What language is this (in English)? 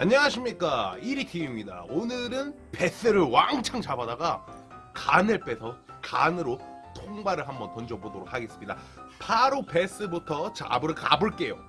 Korean